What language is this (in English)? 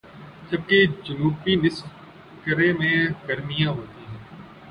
Urdu